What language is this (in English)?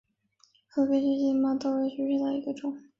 Chinese